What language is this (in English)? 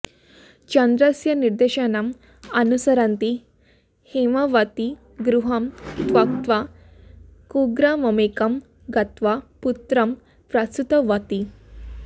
Sanskrit